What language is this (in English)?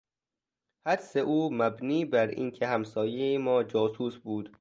Persian